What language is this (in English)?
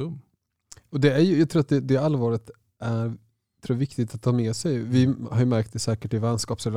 Swedish